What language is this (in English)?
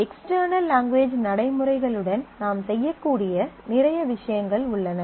Tamil